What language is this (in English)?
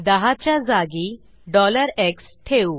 Marathi